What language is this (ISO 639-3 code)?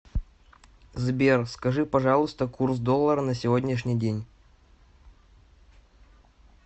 rus